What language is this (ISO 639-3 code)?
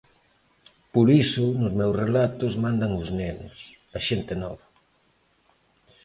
glg